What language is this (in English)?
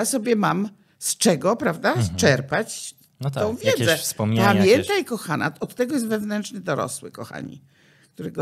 Polish